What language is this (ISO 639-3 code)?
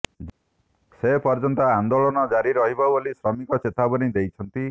ori